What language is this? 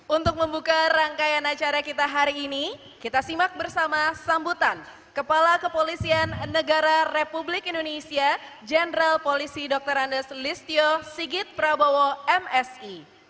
Indonesian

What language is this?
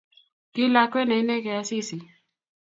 Kalenjin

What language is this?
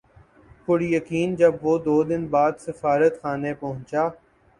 Urdu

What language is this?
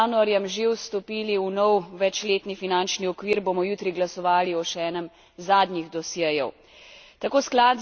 Slovenian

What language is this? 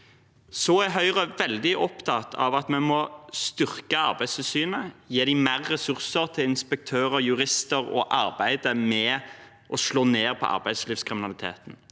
Norwegian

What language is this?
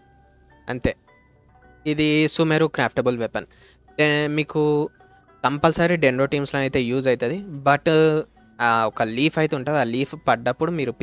Telugu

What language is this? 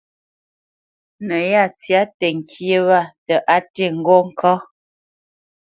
Bamenyam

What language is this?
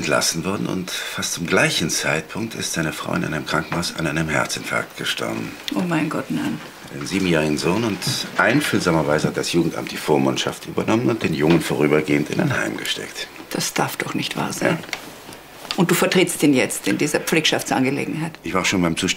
German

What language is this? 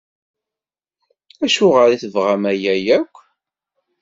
Kabyle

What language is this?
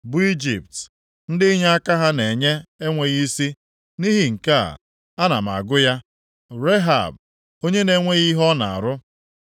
Igbo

